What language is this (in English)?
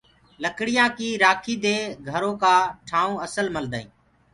Gurgula